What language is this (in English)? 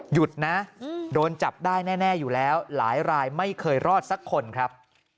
Thai